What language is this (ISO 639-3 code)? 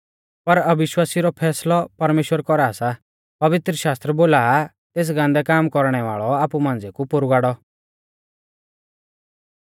bfz